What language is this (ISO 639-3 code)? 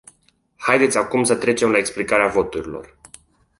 ron